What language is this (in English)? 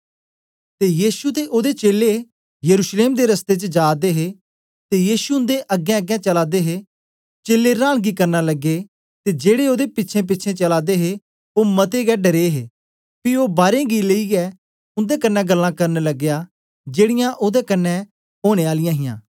Dogri